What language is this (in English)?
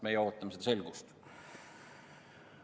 Estonian